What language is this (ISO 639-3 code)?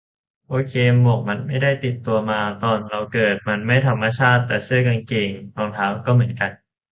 tha